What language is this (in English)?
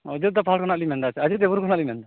Santali